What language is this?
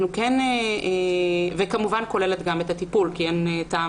Hebrew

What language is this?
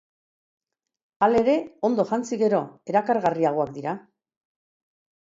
Basque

